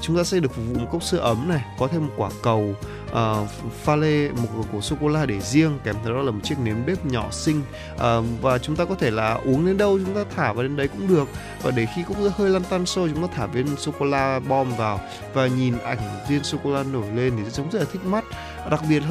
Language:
Vietnamese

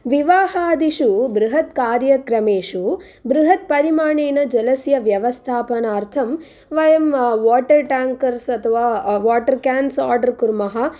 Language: Sanskrit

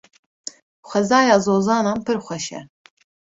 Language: Kurdish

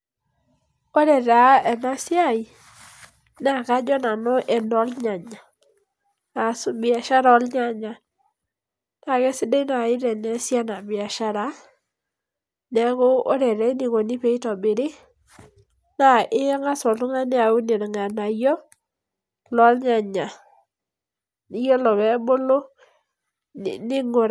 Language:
Masai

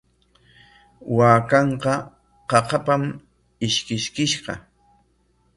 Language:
Corongo Ancash Quechua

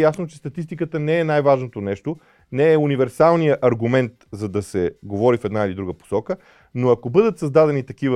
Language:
Bulgarian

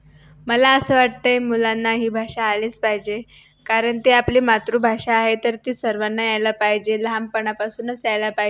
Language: Marathi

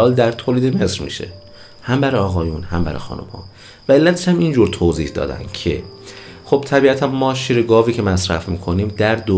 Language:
Persian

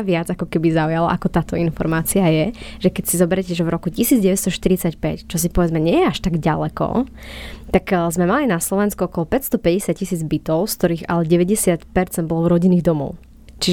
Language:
Slovak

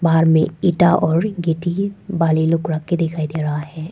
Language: Hindi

